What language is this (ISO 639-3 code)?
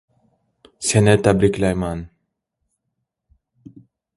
uzb